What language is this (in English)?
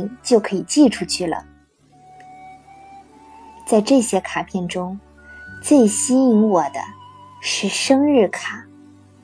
Chinese